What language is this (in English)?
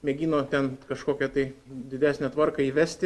Lithuanian